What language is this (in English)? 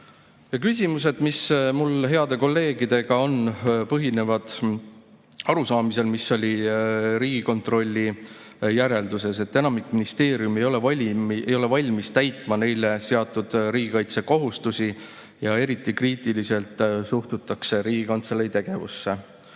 Estonian